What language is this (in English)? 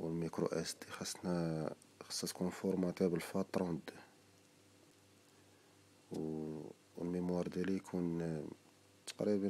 Arabic